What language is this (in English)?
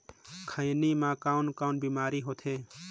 Chhattisgarhi